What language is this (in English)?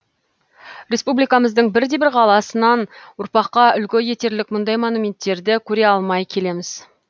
Kazakh